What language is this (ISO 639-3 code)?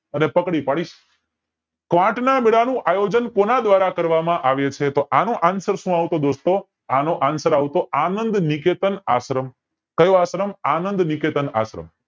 guj